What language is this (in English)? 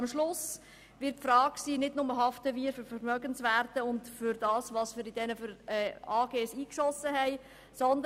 Swiss German